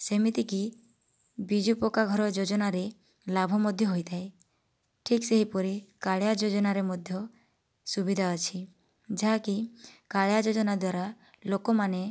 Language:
Odia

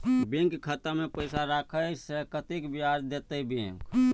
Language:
Maithili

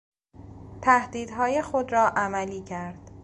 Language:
Persian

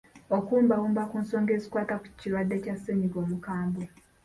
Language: Ganda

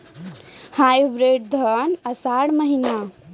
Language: Maithili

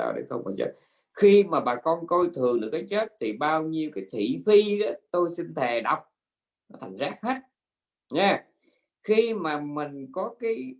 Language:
Vietnamese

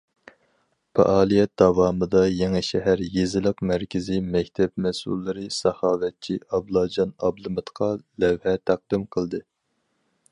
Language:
Uyghur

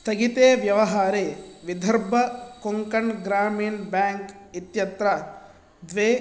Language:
Sanskrit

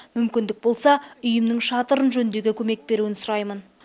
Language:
Kazakh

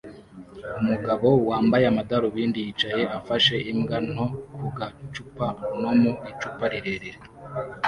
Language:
Kinyarwanda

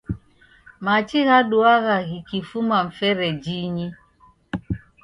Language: Taita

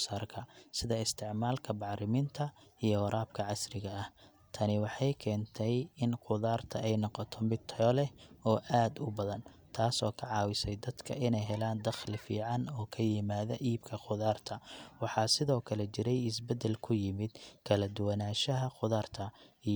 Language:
Somali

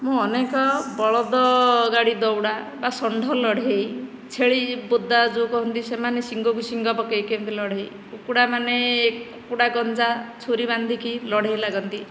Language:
Odia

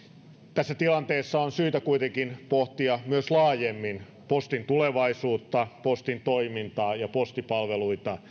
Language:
Finnish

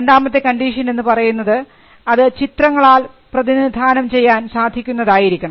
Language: Malayalam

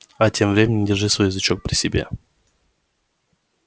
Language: Russian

